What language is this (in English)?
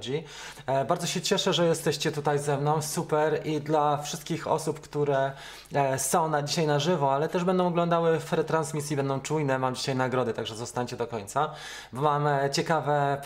Polish